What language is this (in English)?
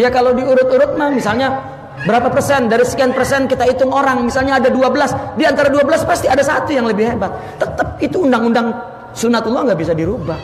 Indonesian